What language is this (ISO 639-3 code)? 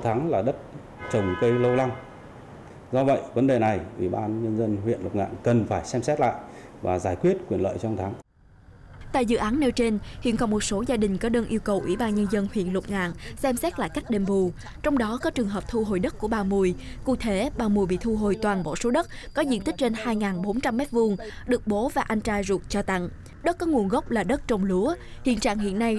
vie